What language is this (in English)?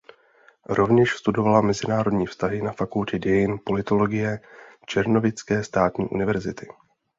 Czech